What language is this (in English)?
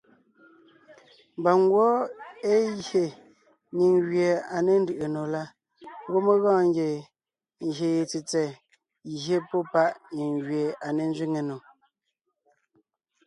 Ngiemboon